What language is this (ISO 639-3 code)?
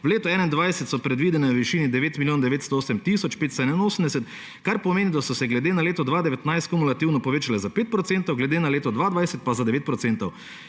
slv